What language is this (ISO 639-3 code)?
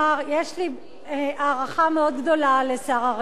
heb